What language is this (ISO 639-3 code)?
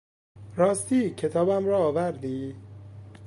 fas